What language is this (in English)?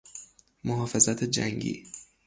Persian